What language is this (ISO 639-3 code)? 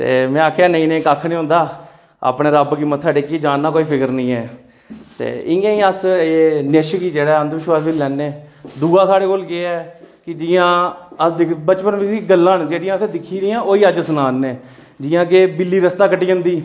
doi